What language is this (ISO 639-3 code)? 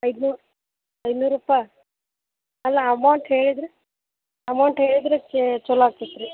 kan